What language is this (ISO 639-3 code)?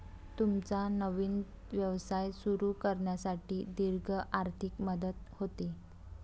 mar